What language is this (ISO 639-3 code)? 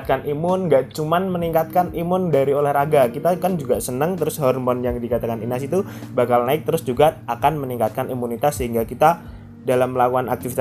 ind